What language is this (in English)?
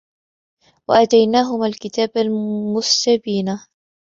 Arabic